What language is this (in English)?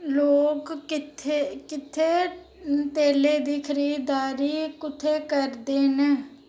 Dogri